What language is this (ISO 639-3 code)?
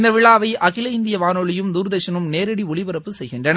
tam